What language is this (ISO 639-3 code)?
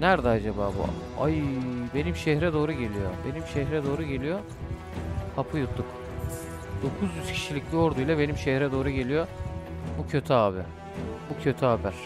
tur